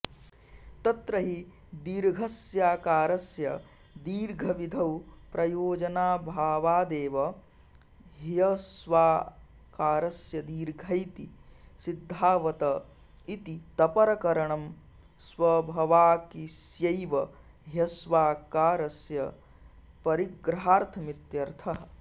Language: Sanskrit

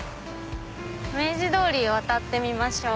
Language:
Japanese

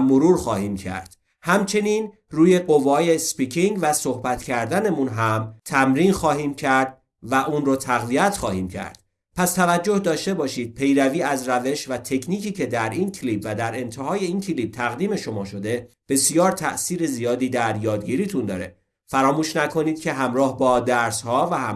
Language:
Persian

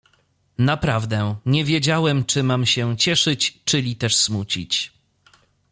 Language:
Polish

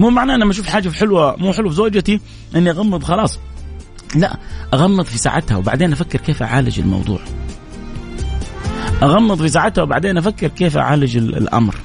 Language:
Arabic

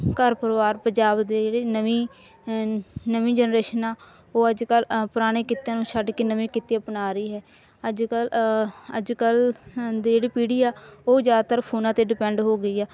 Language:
Punjabi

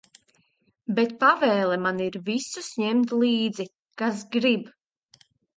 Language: Latvian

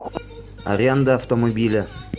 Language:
Russian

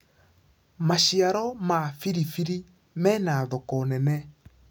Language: Kikuyu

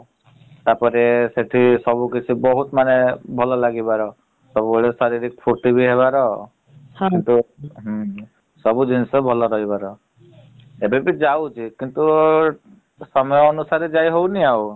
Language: Odia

